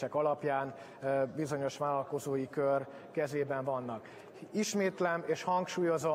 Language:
Hungarian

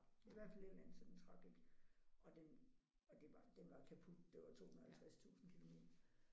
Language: Danish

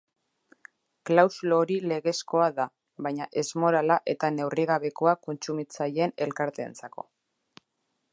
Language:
Basque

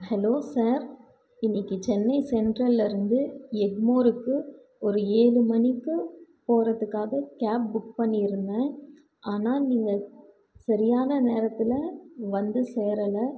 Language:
Tamil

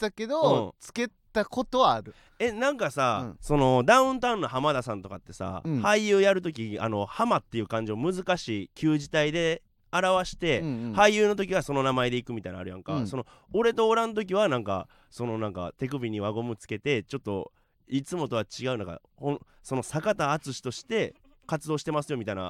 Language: Japanese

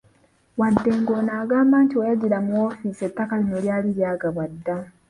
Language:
Ganda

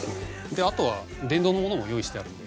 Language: Japanese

